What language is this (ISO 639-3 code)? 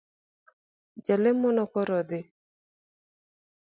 luo